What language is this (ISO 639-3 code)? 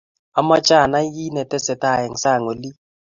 kln